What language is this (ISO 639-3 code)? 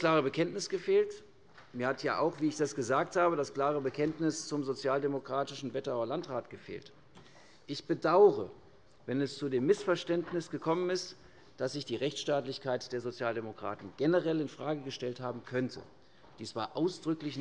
deu